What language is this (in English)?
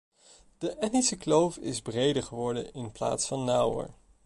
Dutch